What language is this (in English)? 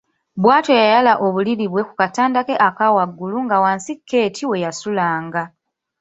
Ganda